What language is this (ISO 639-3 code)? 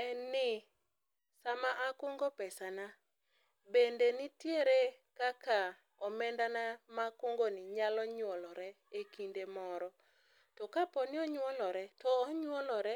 luo